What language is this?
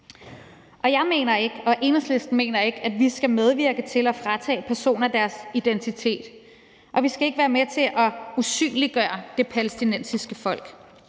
Danish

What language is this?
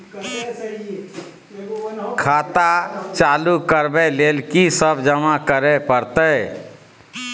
Maithili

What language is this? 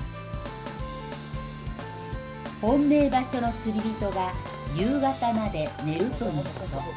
Japanese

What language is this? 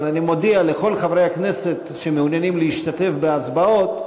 Hebrew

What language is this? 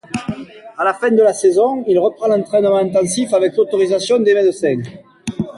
French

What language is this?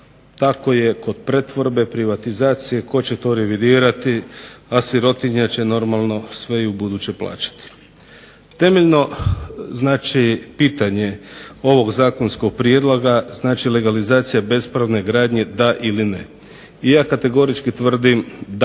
Croatian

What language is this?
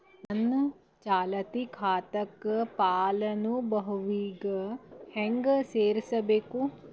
Kannada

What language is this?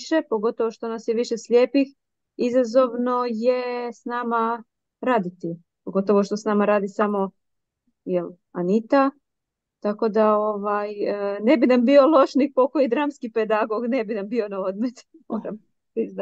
Croatian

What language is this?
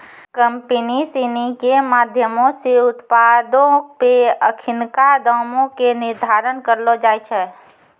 Maithili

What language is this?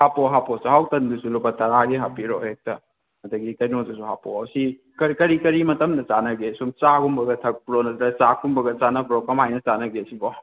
Manipuri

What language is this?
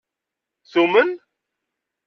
Kabyle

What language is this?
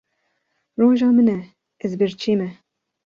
Kurdish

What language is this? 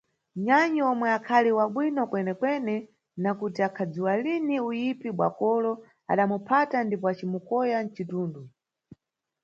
Nyungwe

